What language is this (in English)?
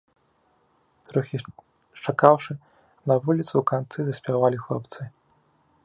Belarusian